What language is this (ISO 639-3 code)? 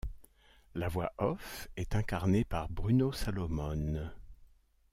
fra